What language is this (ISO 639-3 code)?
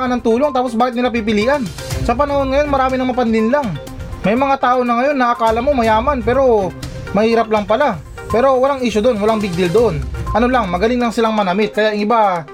fil